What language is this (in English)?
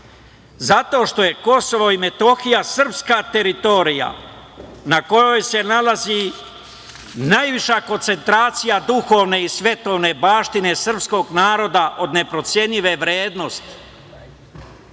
Serbian